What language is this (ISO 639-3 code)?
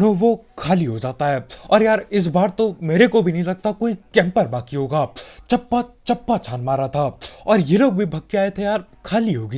hin